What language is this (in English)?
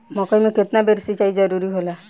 Bhojpuri